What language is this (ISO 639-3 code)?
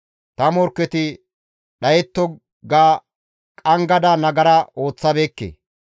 gmv